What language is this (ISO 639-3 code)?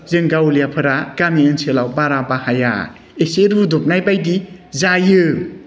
brx